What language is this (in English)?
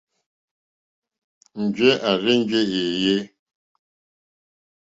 Mokpwe